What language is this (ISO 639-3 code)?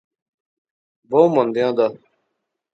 phr